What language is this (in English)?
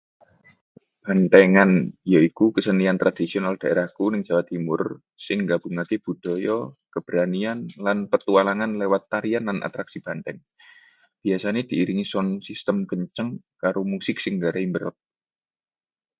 Javanese